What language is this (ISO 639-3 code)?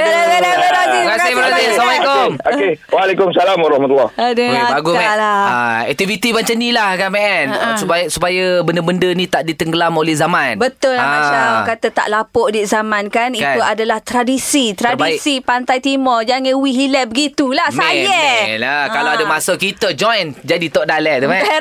msa